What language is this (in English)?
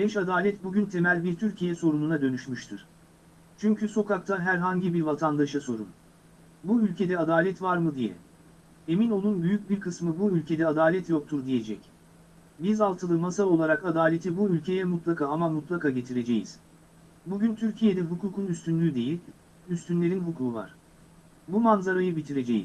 Turkish